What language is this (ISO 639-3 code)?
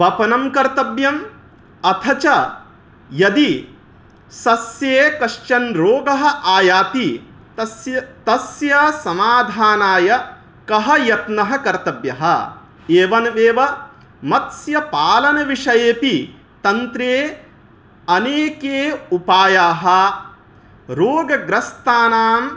san